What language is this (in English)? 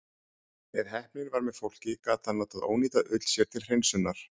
Icelandic